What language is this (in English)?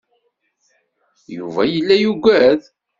Kabyle